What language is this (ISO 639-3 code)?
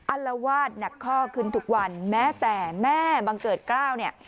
tha